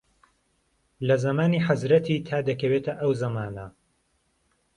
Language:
Central Kurdish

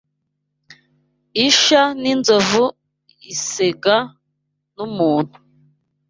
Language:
Kinyarwanda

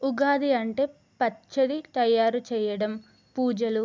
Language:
Telugu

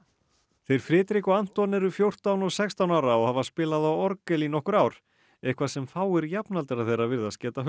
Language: Icelandic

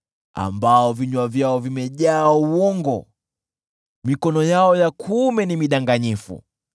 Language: Swahili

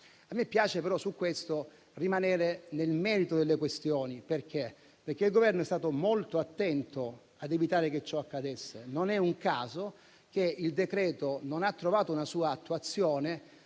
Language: Italian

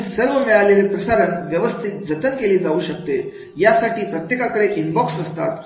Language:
Marathi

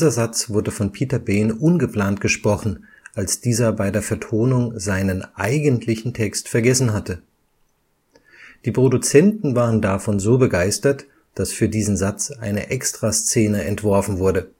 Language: German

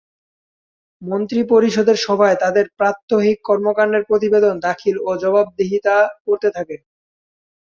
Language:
Bangla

